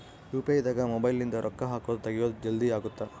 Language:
Kannada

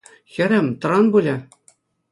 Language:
Chuvash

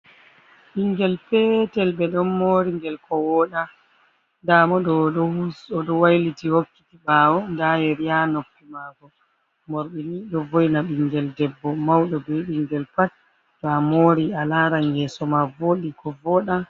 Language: Fula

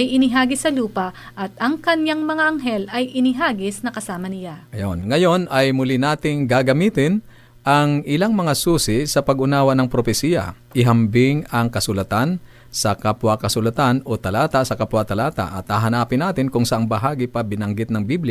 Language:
Filipino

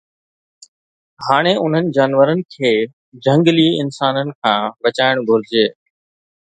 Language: Sindhi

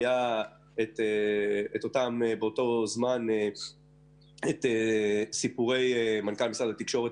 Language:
Hebrew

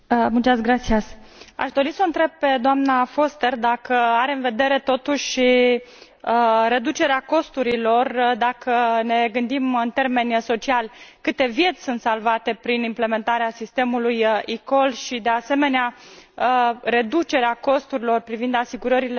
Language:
Romanian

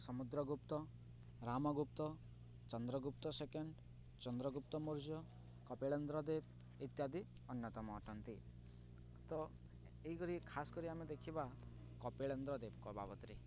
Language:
Odia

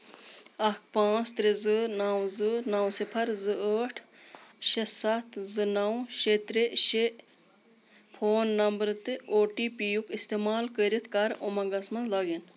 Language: Kashmiri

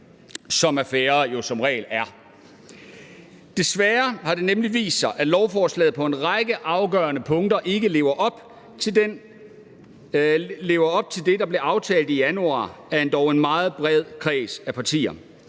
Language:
Danish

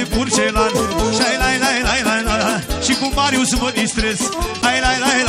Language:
Romanian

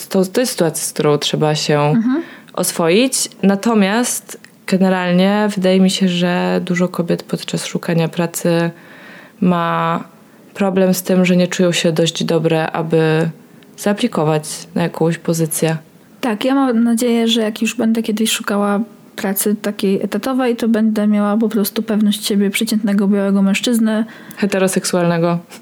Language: Polish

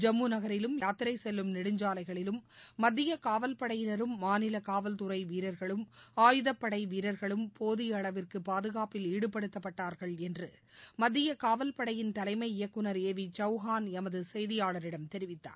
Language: Tamil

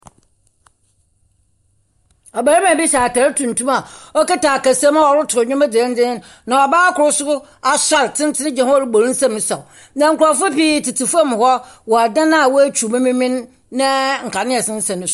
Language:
Akan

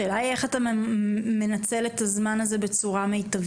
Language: Hebrew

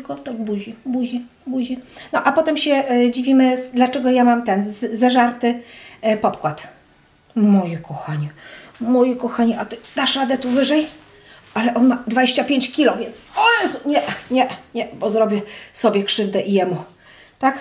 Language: Polish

